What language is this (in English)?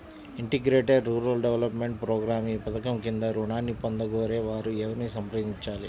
Telugu